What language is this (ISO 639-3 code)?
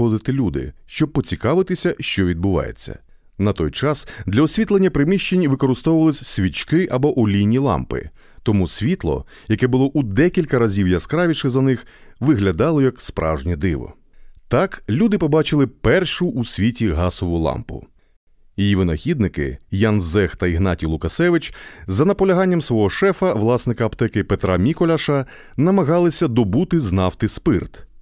ukr